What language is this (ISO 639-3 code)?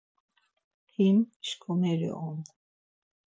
lzz